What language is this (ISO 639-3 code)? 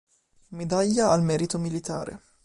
ita